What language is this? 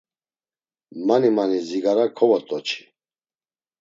Laz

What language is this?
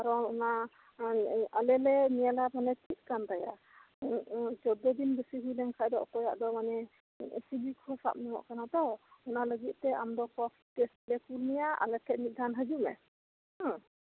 Santali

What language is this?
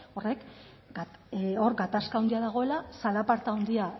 Basque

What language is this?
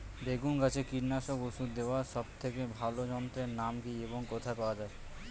Bangla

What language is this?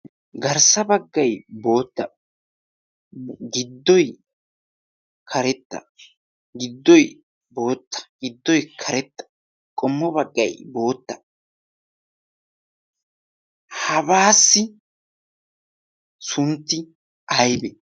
Wolaytta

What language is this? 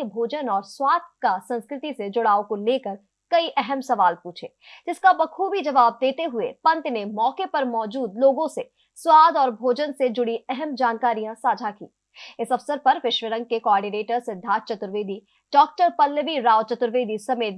Hindi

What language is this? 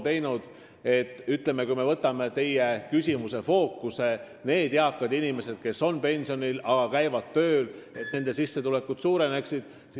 Estonian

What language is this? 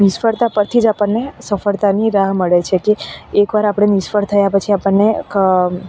Gujarati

